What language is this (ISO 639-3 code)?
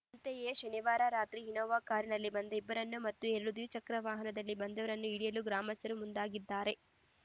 kan